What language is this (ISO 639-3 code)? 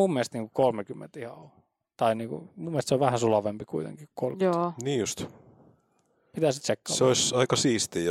fin